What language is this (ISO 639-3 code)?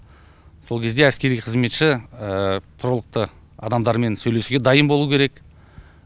kaz